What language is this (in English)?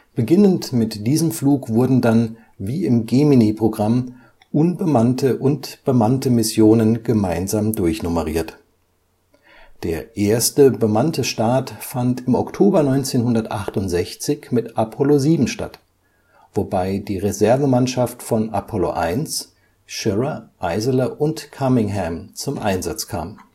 German